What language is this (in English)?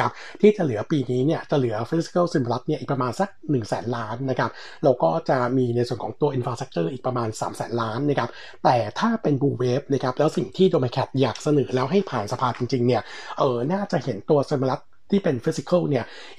Thai